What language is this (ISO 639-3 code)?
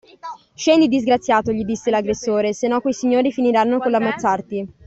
ita